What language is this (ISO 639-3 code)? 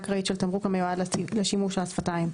heb